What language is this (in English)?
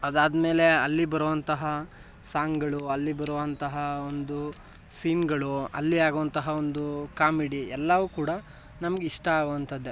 Kannada